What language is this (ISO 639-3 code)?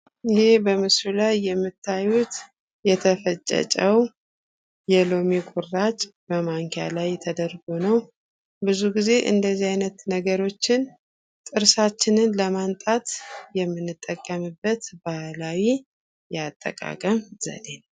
amh